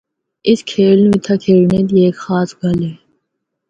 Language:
Northern Hindko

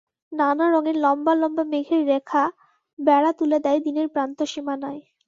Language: Bangla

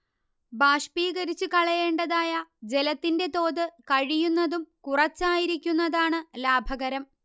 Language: Malayalam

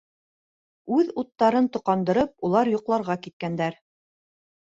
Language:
Bashkir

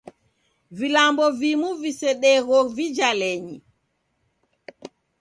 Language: Taita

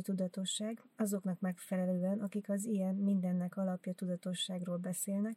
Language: Hungarian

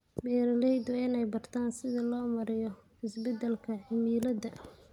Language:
Somali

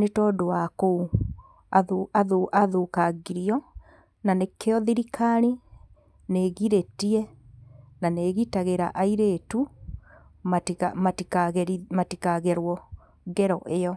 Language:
Kikuyu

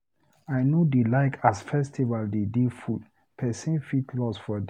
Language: Nigerian Pidgin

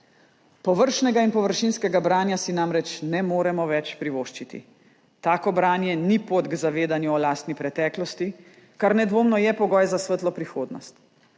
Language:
Slovenian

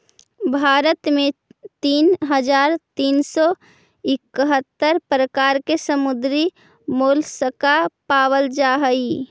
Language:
Magahi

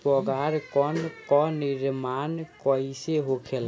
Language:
Bhojpuri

